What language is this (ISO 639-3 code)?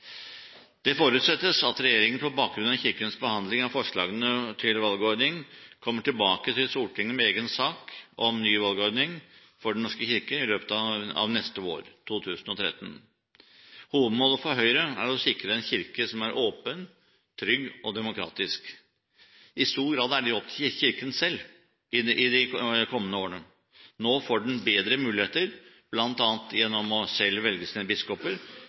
nob